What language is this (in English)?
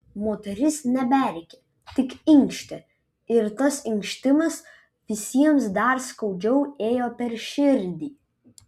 Lithuanian